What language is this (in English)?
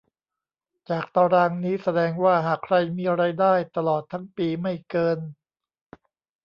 Thai